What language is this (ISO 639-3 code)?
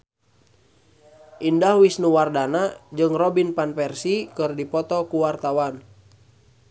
sun